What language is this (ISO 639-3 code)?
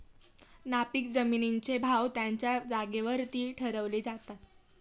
mar